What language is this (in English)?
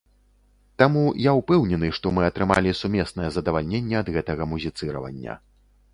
Belarusian